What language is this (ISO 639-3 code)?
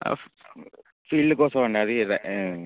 tel